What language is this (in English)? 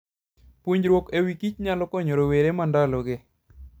Luo (Kenya and Tanzania)